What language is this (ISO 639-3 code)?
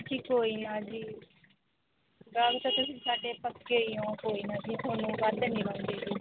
pan